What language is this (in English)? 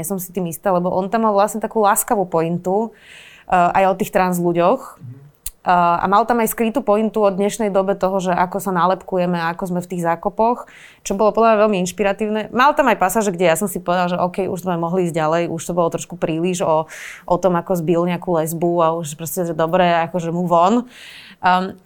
Slovak